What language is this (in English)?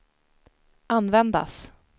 Swedish